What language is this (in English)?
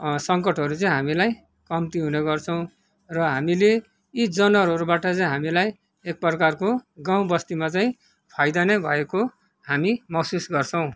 Nepali